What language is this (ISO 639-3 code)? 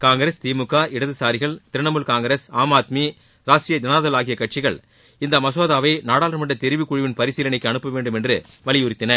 tam